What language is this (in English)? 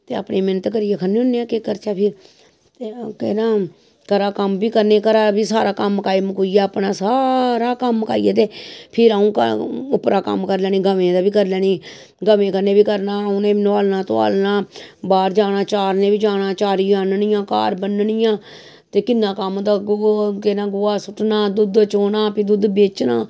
Dogri